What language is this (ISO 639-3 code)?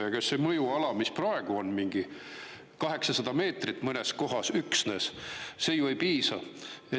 est